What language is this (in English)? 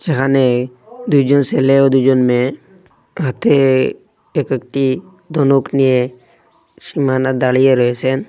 Bangla